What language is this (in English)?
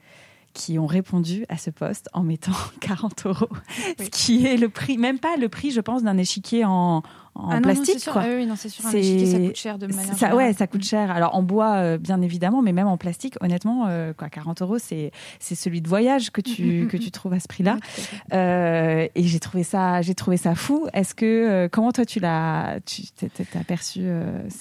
French